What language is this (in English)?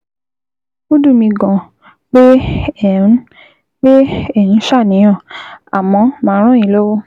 Yoruba